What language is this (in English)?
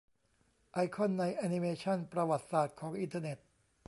Thai